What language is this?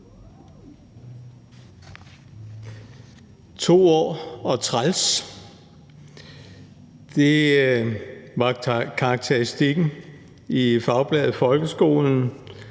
Danish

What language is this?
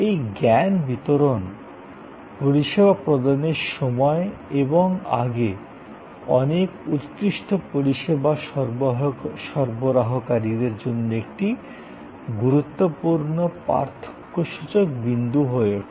Bangla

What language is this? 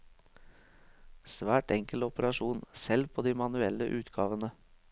Norwegian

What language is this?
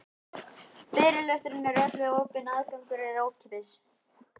Icelandic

